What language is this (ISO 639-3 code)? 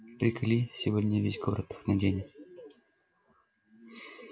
rus